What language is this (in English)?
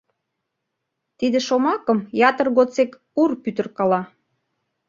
Mari